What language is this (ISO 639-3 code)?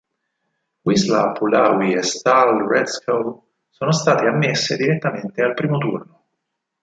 ita